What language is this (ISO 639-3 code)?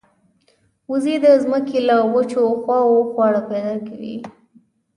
pus